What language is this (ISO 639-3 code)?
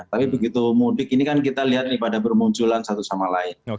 ind